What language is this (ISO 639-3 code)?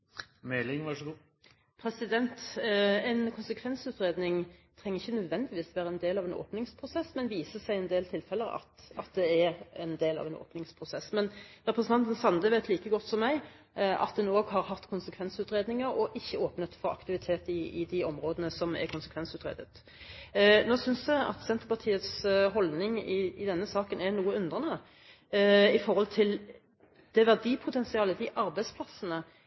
nor